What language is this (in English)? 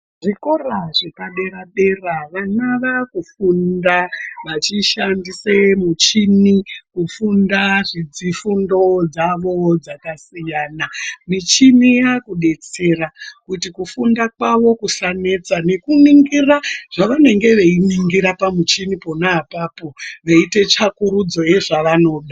Ndau